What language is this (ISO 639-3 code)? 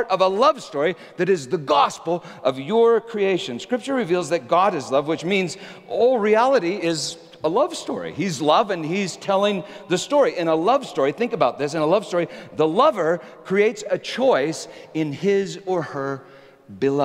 eng